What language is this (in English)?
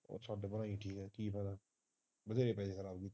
Punjabi